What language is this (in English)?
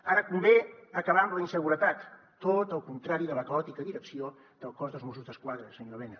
Catalan